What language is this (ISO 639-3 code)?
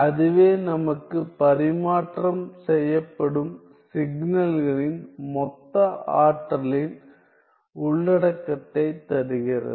tam